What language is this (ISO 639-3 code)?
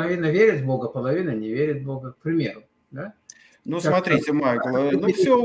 rus